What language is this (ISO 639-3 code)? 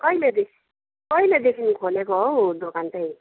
nep